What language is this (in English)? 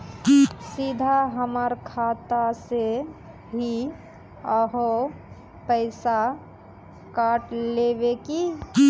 Magahi